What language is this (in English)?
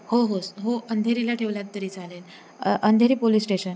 Marathi